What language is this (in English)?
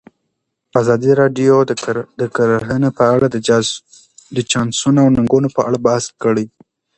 Pashto